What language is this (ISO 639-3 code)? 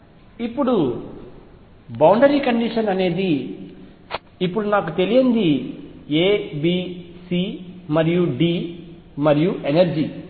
tel